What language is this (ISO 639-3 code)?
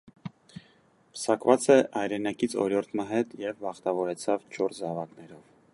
hye